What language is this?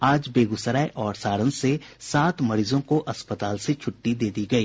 Hindi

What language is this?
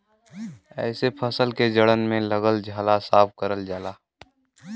Bhojpuri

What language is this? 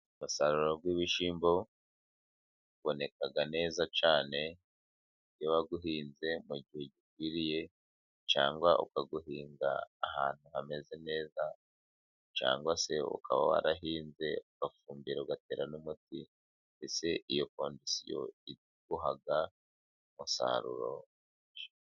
Kinyarwanda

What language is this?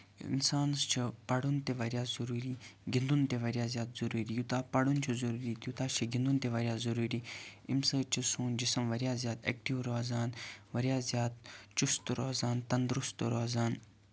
Kashmiri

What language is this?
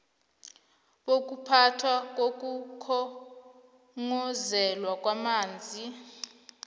South Ndebele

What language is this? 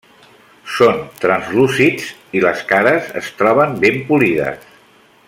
Catalan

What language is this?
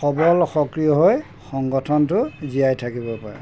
Assamese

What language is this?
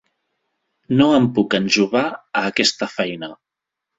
Catalan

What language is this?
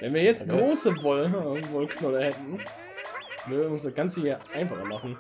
German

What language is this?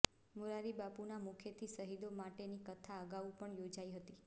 Gujarati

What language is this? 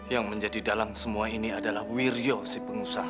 Indonesian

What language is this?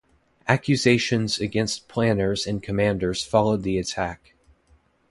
English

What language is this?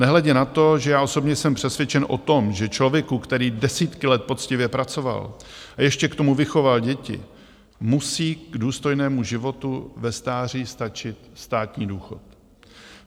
Czech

